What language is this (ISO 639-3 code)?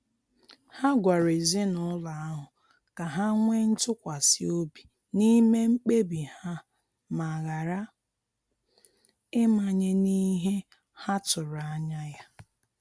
ibo